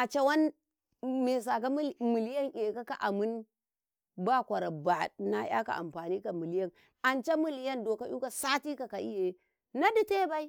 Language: Karekare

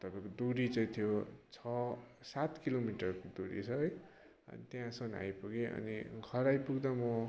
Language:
Nepali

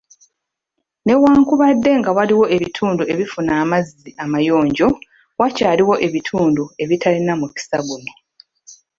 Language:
Ganda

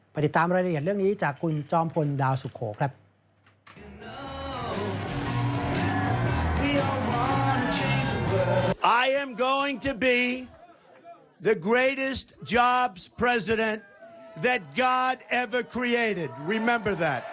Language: Thai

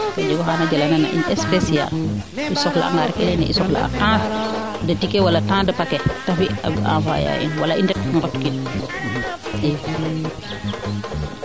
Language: Serer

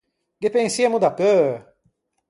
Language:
Ligurian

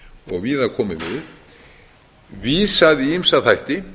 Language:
Icelandic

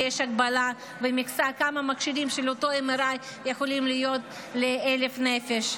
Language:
Hebrew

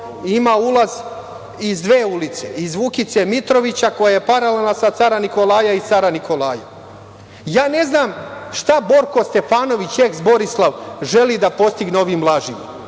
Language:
Serbian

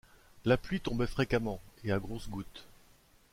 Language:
French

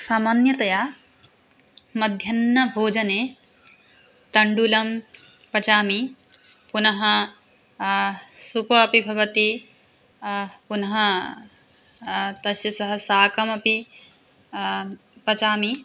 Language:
Sanskrit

